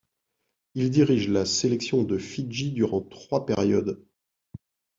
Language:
French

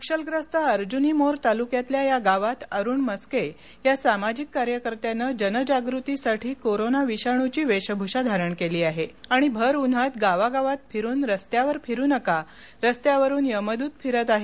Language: Marathi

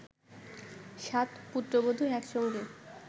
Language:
Bangla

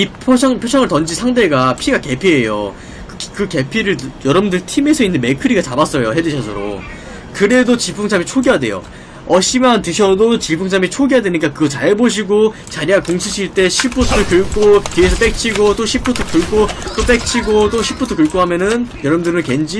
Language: Korean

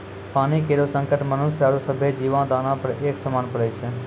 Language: Maithili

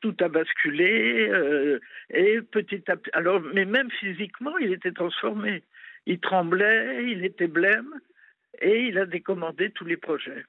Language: French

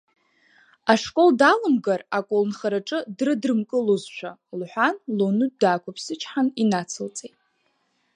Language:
Abkhazian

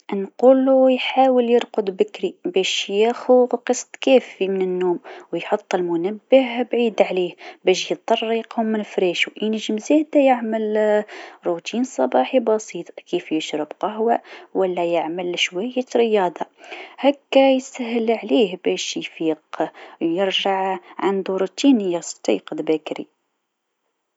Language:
Tunisian Arabic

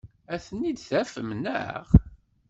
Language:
Kabyle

